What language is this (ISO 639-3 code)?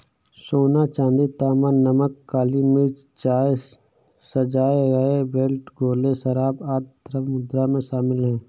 hin